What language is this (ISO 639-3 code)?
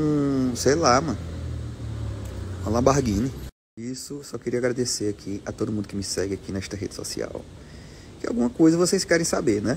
por